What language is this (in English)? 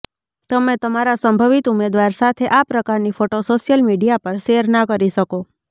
Gujarati